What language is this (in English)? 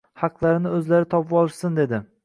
Uzbek